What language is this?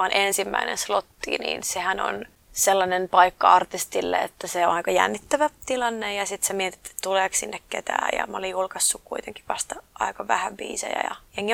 Finnish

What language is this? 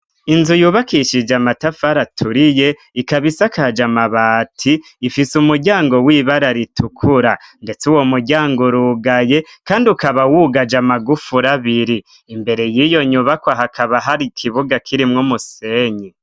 Rundi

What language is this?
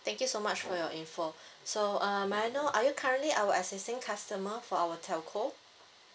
English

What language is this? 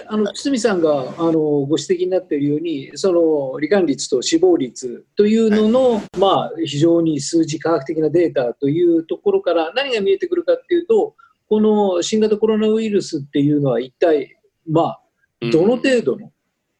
Japanese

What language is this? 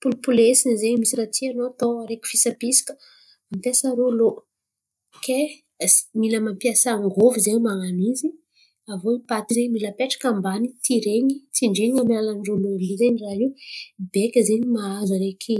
Antankarana Malagasy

